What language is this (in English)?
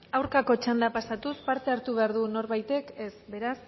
Basque